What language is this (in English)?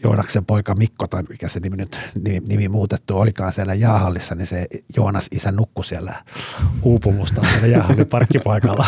Finnish